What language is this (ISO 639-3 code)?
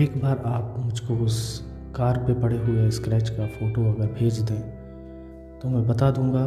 hin